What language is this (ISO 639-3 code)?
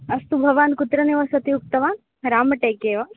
san